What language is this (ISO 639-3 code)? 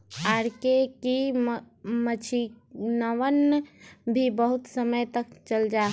mag